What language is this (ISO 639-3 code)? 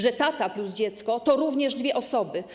pol